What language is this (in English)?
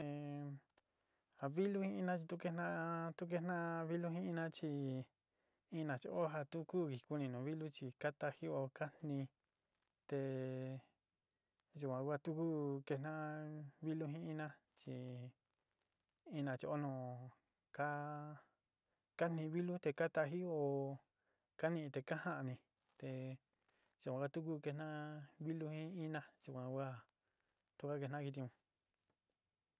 Sinicahua Mixtec